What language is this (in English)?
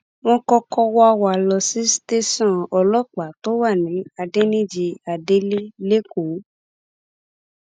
Yoruba